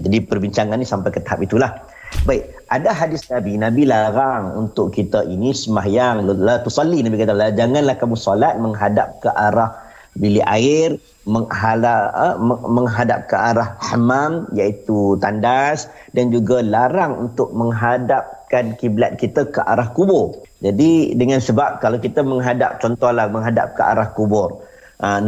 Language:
Malay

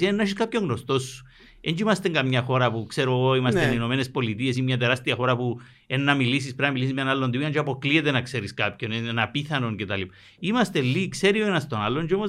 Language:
Greek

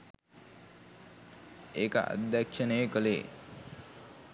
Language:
Sinhala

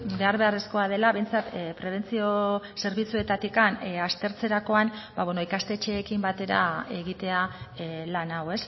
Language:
Basque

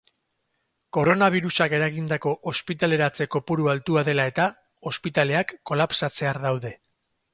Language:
Basque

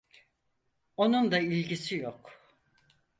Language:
Turkish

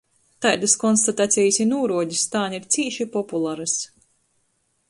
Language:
Latgalian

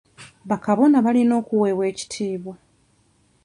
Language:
Ganda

